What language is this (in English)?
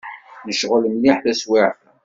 Kabyle